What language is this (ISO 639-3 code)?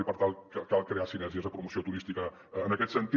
cat